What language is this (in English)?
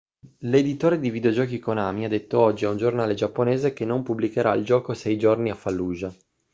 Italian